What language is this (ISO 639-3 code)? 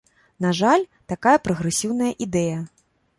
bel